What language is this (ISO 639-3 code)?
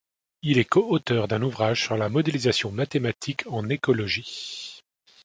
fra